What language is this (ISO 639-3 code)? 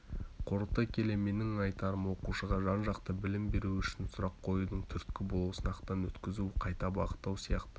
kaz